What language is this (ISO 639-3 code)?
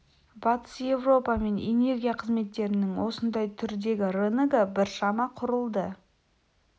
kaz